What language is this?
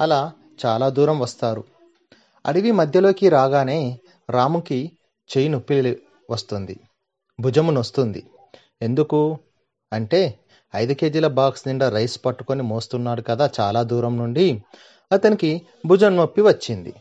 Telugu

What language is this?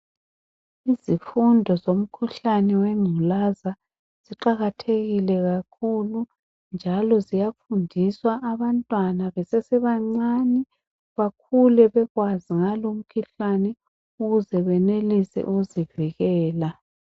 North Ndebele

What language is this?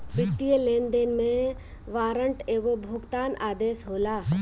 Bhojpuri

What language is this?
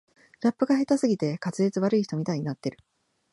Japanese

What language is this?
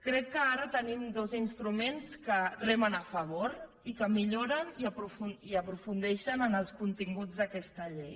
Catalan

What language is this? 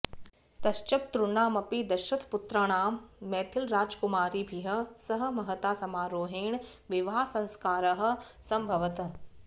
Sanskrit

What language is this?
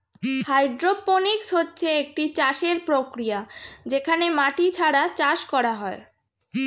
Bangla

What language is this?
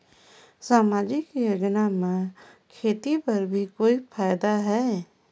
Chhattisgarhi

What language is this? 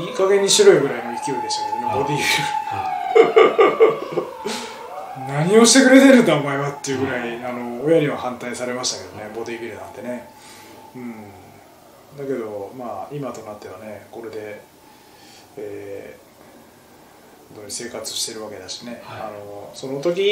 Japanese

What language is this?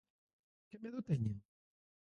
Galician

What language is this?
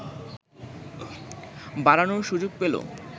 Bangla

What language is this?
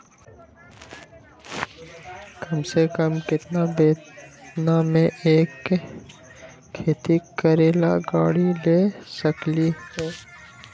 Magahi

